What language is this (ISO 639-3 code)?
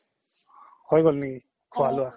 asm